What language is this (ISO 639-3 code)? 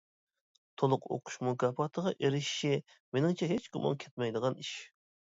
uig